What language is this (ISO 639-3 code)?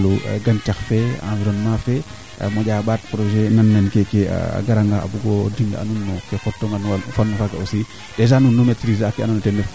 srr